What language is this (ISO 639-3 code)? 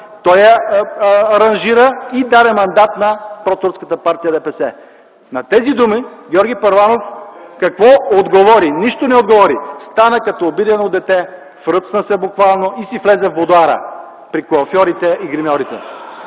bul